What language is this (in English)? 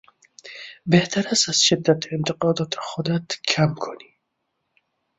Persian